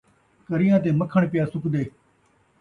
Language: Saraiki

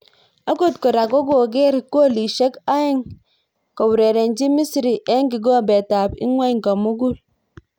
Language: Kalenjin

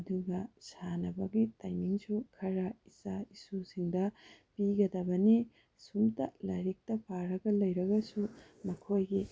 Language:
Manipuri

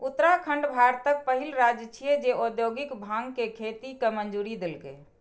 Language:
Maithili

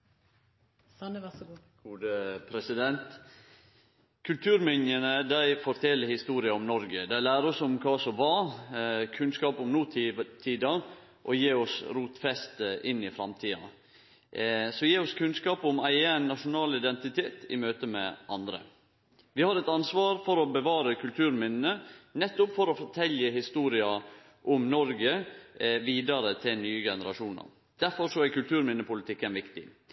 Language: Norwegian Nynorsk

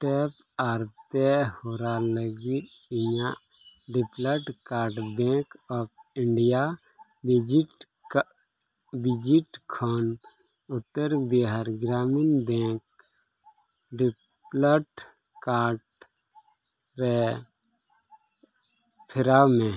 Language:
Santali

